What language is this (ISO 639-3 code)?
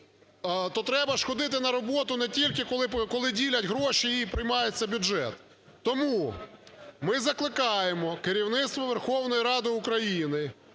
ukr